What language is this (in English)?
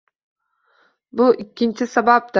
Uzbek